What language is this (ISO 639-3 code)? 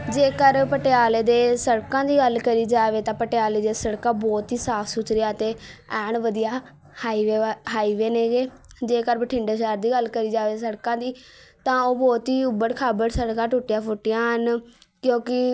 pan